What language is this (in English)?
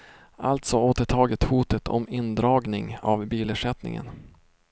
Swedish